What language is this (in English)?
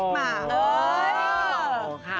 Thai